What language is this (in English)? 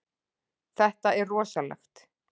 Icelandic